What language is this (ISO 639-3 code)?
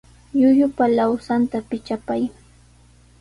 qws